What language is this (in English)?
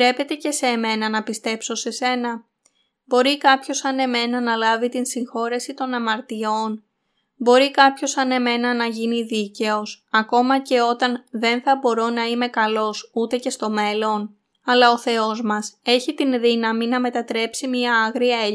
Greek